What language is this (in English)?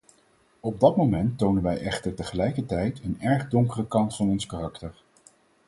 Dutch